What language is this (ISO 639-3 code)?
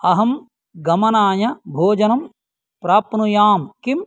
san